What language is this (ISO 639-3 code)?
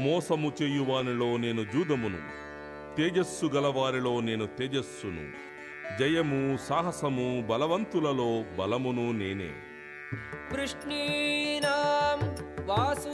tel